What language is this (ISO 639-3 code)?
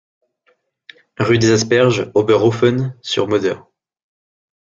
fra